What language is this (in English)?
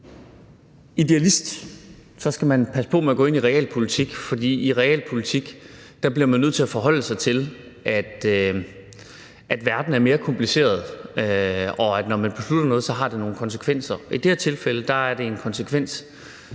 Danish